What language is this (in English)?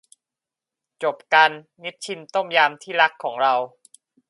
Thai